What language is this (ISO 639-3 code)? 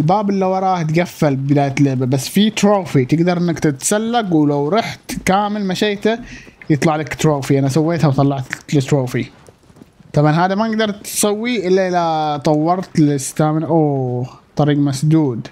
ara